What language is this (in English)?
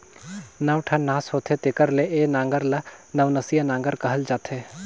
Chhattisgarhi